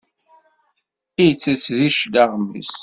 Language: Kabyle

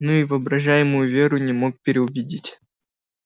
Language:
Russian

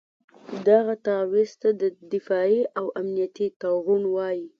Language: Pashto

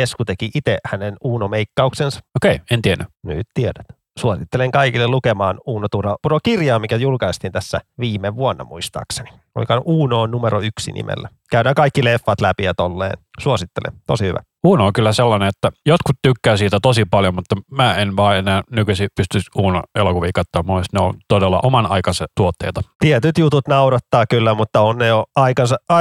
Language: Finnish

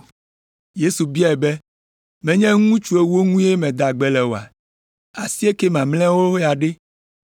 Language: Ewe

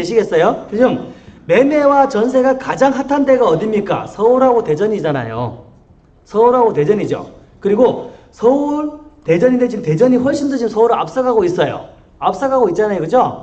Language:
Korean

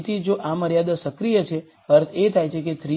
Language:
Gujarati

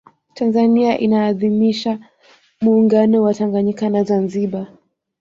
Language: Swahili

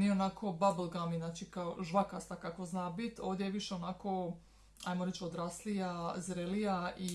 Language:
Croatian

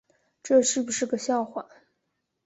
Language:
Chinese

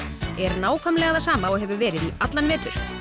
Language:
Icelandic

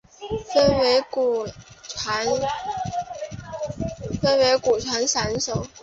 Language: Chinese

